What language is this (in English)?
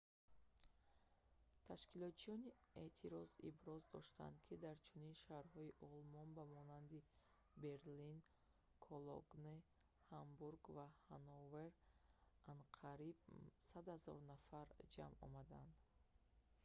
Tajik